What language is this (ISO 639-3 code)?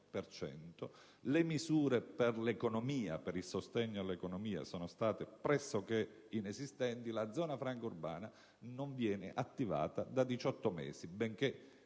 ita